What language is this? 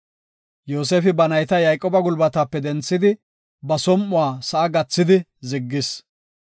Gofa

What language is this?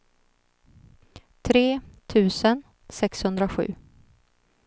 Swedish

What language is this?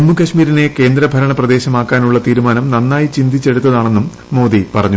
Malayalam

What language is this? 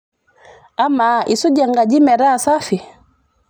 Masai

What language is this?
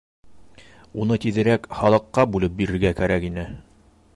Bashkir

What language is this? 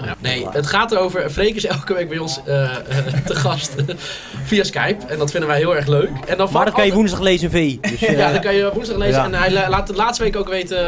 Dutch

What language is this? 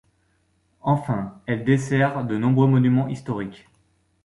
French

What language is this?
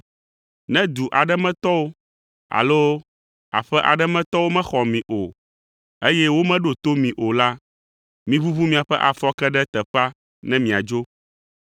Ewe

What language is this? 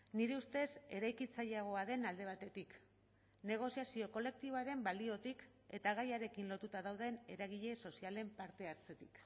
Basque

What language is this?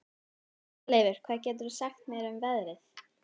Icelandic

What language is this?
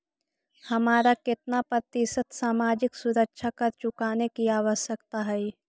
Magahi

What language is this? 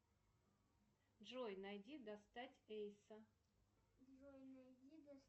Russian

